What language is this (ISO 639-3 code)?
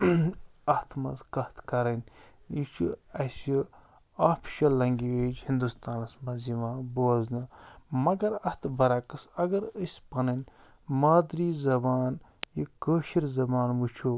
kas